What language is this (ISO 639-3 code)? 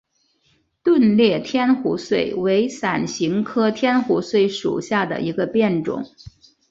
zho